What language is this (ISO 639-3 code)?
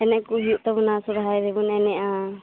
sat